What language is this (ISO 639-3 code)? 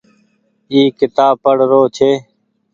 gig